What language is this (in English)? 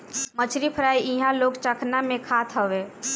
Bhojpuri